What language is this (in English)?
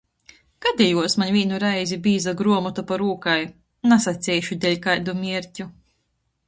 Latgalian